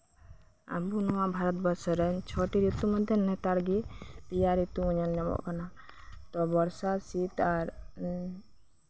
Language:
Santali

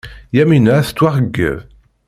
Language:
Kabyle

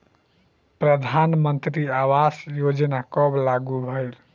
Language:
Bhojpuri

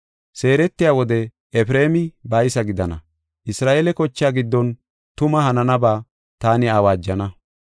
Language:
Gofa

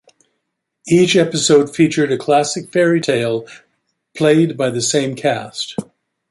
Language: English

